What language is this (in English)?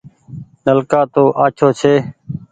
Goaria